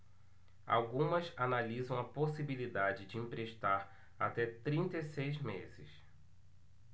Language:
Portuguese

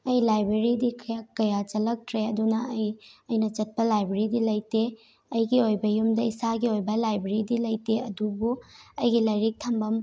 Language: Manipuri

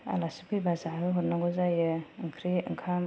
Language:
Bodo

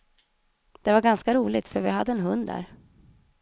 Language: Swedish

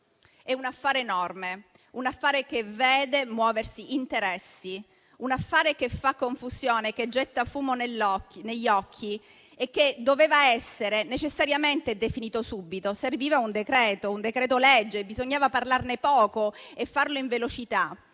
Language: Italian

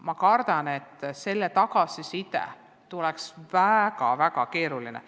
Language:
Estonian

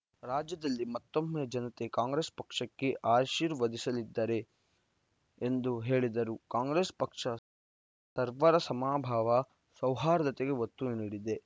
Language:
Kannada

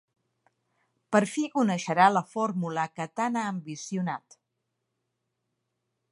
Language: Catalan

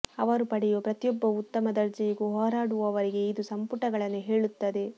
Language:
Kannada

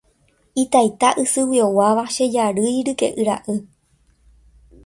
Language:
Guarani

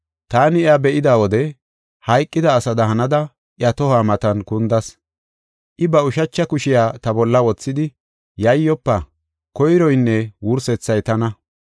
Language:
Gofa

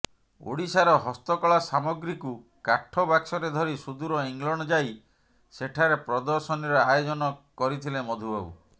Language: Odia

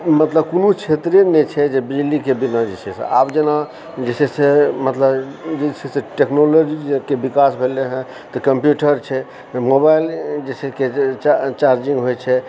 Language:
Maithili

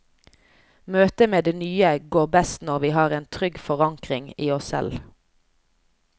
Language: Norwegian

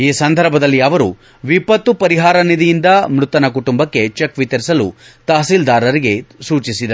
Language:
Kannada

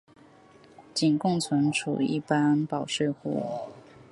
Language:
Chinese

